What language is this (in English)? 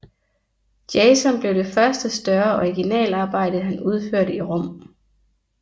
Danish